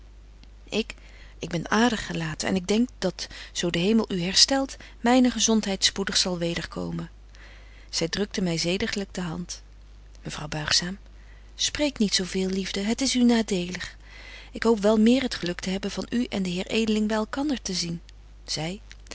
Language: Dutch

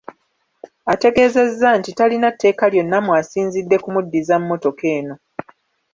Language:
Ganda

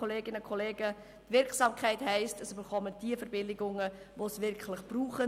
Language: Swiss German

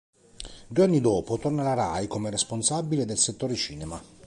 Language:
Italian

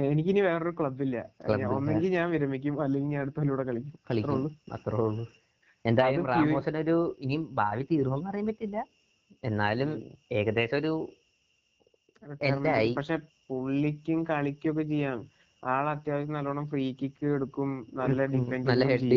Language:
Malayalam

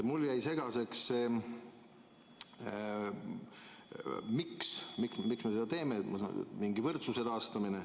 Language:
Estonian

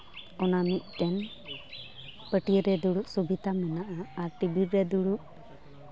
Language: Santali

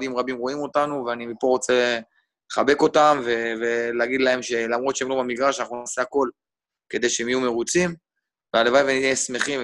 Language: Hebrew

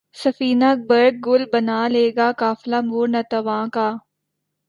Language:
Urdu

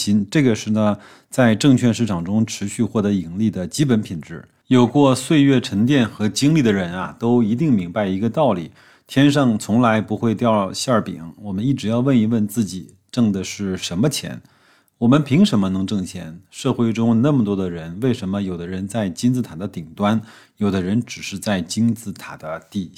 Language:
Chinese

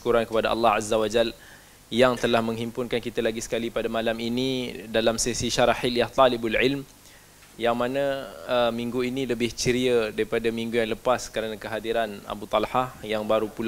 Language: Malay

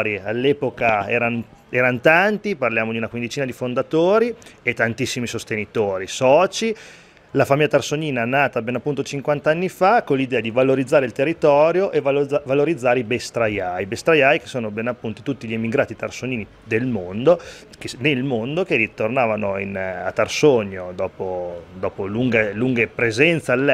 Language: Italian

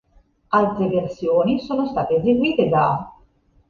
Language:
Italian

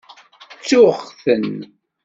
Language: Kabyle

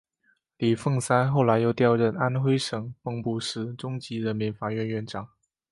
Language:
Chinese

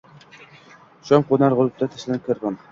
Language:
Uzbek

